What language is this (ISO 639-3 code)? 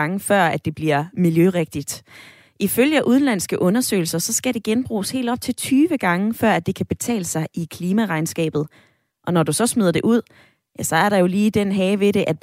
dan